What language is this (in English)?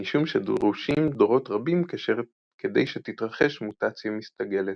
Hebrew